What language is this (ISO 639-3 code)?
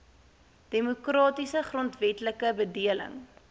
afr